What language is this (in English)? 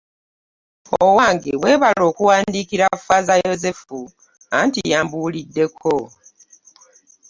Ganda